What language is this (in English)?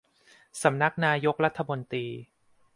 Thai